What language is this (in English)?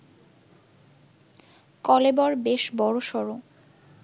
Bangla